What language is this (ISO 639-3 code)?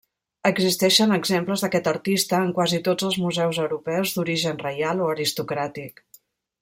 cat